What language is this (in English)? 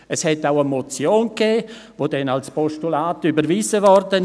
Swiss German